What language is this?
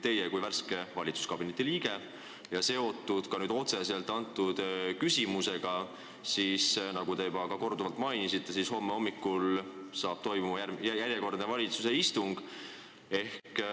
Estonian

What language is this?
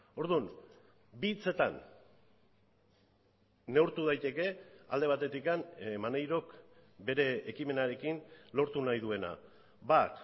Basque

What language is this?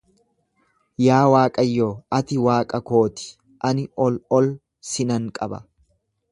Oromo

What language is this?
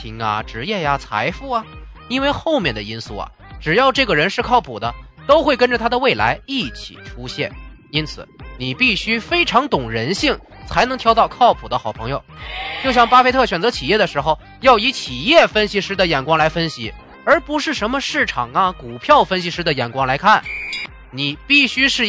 Chinese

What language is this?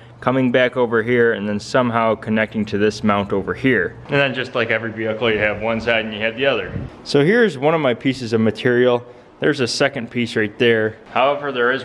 English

